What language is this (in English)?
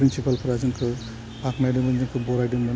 Bodo